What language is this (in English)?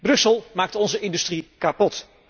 Dutch